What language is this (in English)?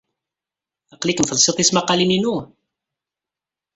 Kabyle